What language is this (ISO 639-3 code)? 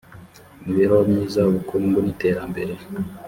kin